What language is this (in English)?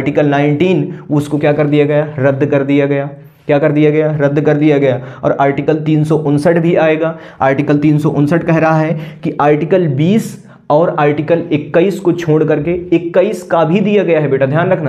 Hindi